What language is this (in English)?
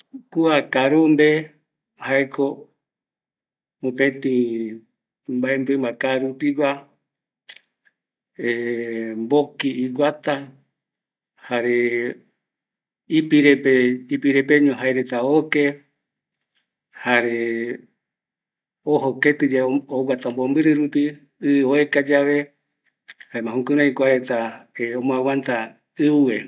Eastern Bolivian Guaraní